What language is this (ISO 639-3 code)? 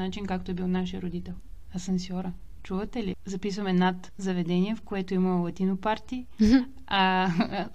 bul